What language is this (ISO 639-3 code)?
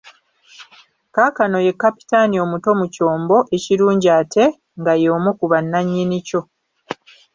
lug